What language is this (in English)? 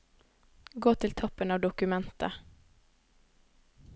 Norwegian